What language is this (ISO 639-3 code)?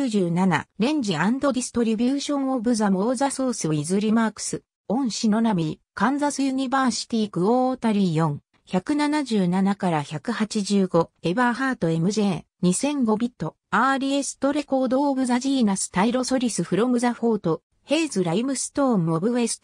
jpn